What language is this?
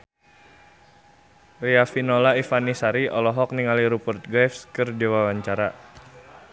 Sundanese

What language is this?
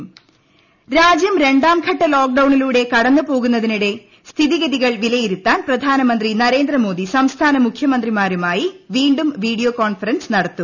Malayalam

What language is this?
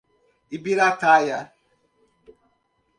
Portuguese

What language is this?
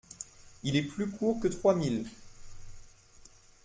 French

